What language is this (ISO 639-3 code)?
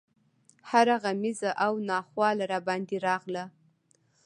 pus